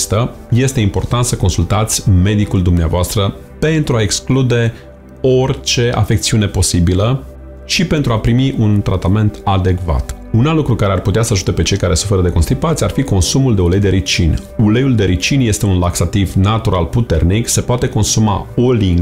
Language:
Romanian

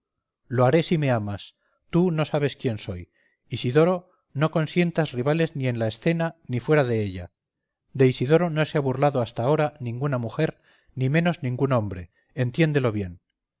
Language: Spanish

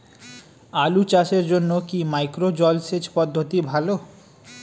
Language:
Bangla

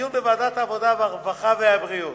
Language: Hebrew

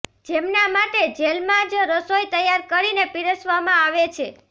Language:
Gujarati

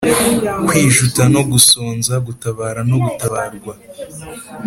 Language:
Kinyarwanda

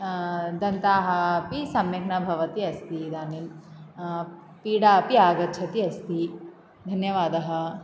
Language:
Sanskrit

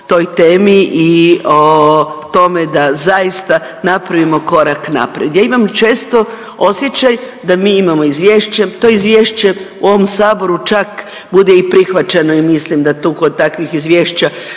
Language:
Croatian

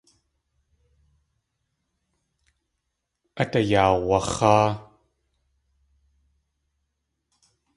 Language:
Tlingit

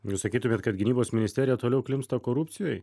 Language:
Lithuanian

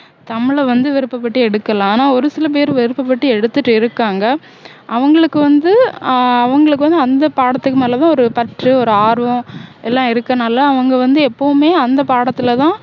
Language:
Tamil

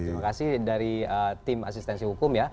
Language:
Indonesian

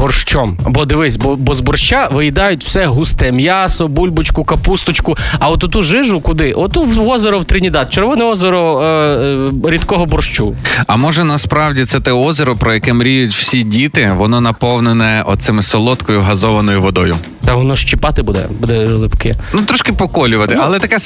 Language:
Ukrainian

